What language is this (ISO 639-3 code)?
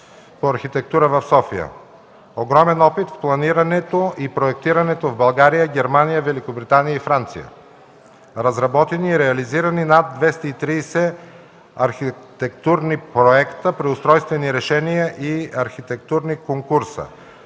bul